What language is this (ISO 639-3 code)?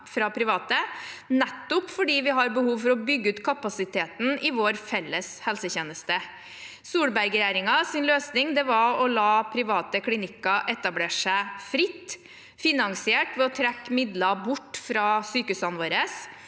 nor